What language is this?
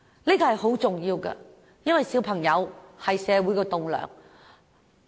Cantonese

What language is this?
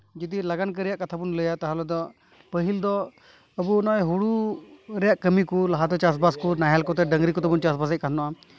Santali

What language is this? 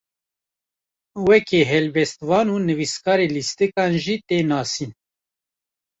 Kurdish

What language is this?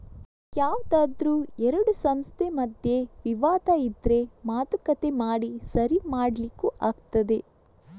Kannada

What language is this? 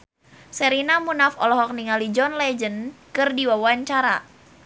Sundanese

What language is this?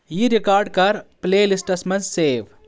Kashmiri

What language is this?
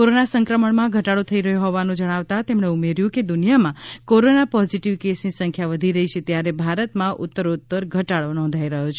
Gujarati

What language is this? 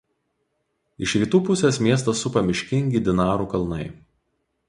Lithuanian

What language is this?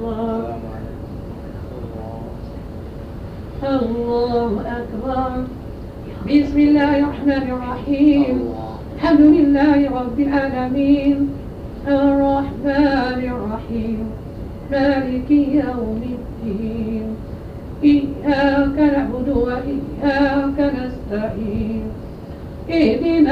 Arabic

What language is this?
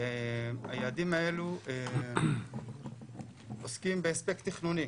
Hebrew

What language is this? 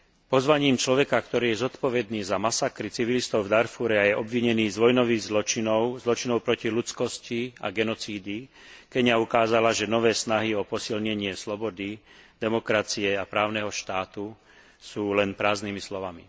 Slovak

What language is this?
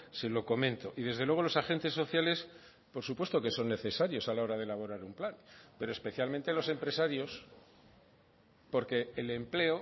Spanish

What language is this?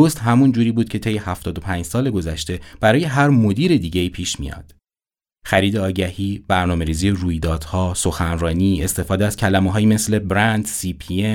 Persian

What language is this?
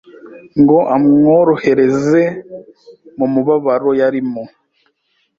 Kinyarwanda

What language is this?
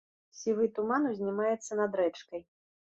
Belarusian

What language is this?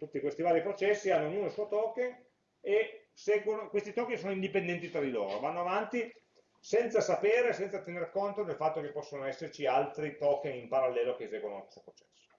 Italian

